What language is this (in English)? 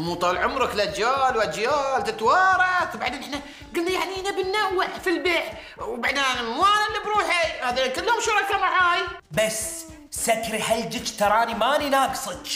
Arabic